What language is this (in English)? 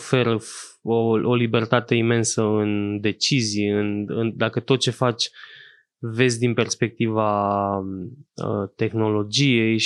Romanian